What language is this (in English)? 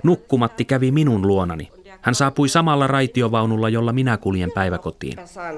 Finnish